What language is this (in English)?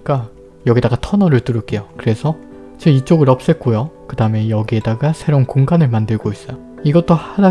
Korean